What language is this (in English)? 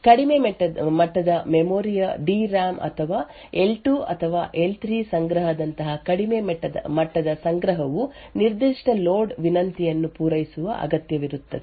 Kannada